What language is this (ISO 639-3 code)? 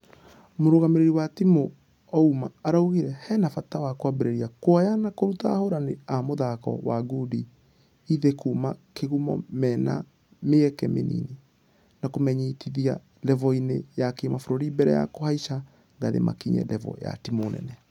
kik